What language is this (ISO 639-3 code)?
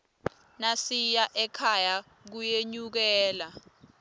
ssw